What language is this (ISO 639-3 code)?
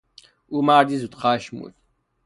fas